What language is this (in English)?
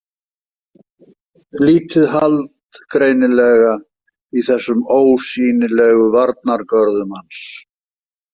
Icelandic